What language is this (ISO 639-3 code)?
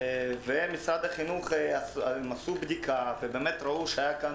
heb